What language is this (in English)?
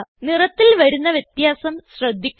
Malayalam